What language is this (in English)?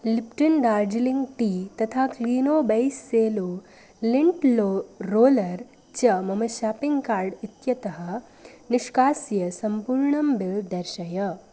Sanskrit